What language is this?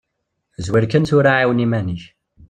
Kabyle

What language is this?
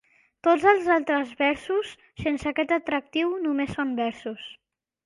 Catalan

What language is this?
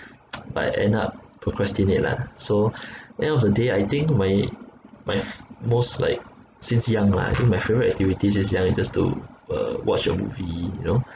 English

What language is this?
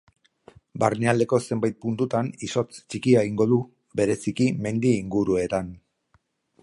Basque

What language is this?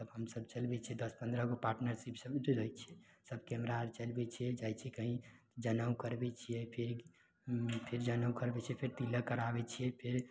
Maithili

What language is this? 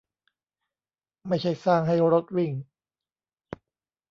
Thai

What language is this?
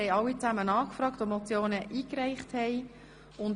Swiss German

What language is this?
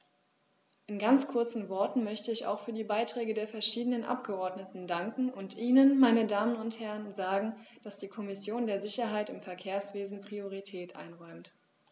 German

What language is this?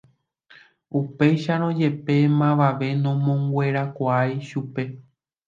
Guarani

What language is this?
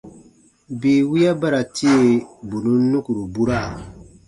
Baatonum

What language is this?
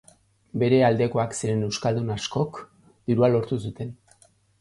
Basque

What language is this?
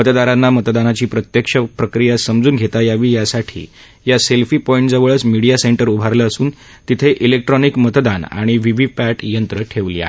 Marathi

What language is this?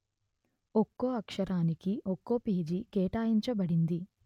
Telugu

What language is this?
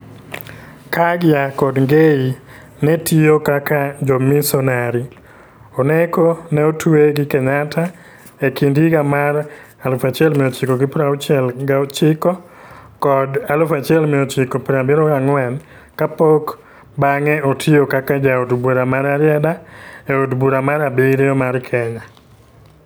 Luo (Kenya and Tanzania)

